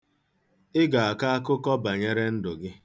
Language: Igbo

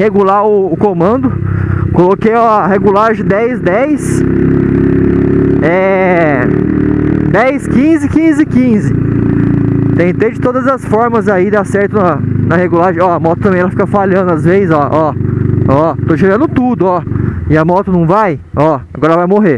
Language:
Portuguese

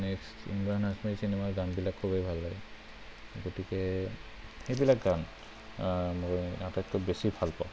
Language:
Assamese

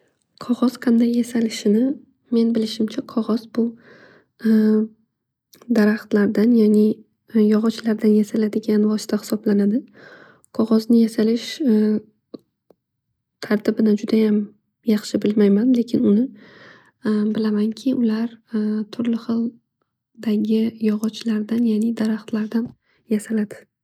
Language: Uzbek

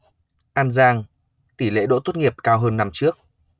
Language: Vietnamese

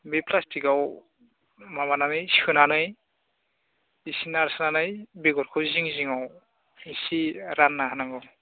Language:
Bodo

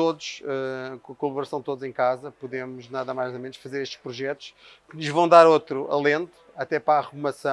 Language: Portuguese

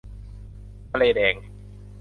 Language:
Thai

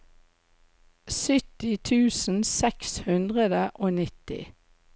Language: Norwegian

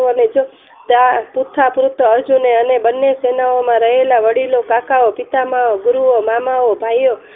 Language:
Gujarati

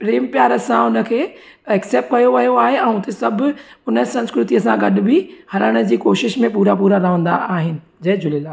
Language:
Sindhi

